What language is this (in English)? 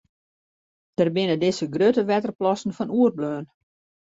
Western Frisian